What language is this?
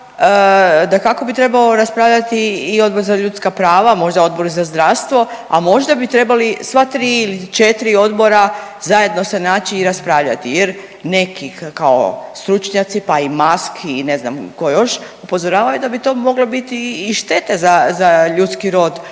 Croatian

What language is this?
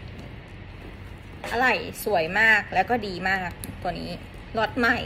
Thai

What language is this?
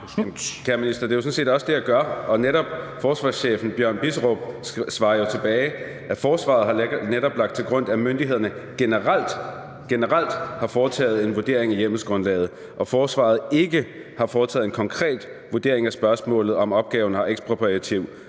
Danish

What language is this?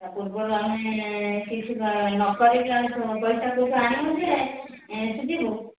Odia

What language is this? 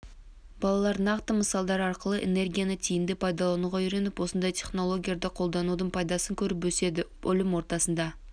Kazakh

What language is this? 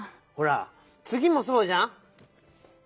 Japanese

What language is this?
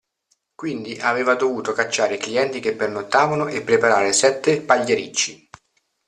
Italian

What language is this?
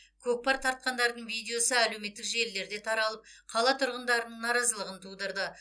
Kazakh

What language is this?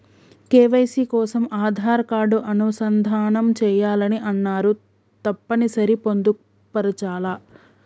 Telugu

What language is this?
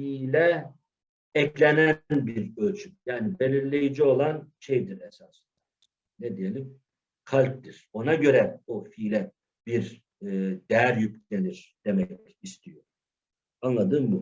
Turkish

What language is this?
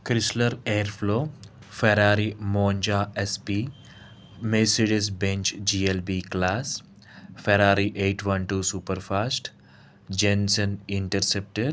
Telugu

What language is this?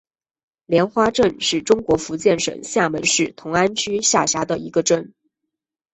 Chinese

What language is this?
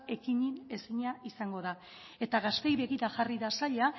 Basque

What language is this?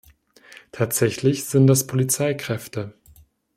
German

